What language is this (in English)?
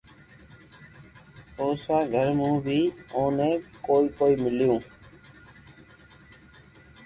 Loarki